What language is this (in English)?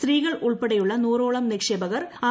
Malayalam